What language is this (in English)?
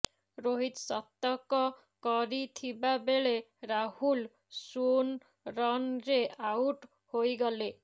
Odia